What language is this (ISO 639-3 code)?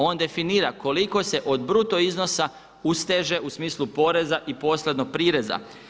hrv